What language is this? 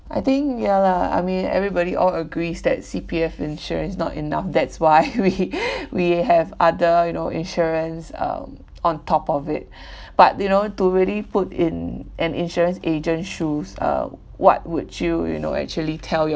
English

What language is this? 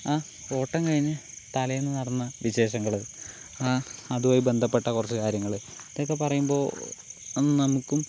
Malayalam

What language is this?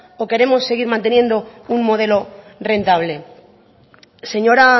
Spanish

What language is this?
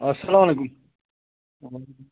Kashmiri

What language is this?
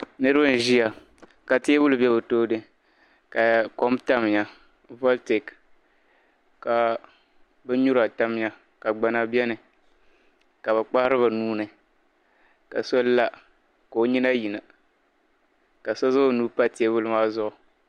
Dagbani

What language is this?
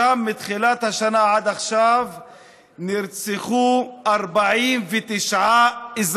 Hebrew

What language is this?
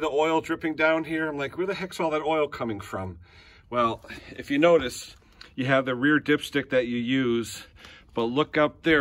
English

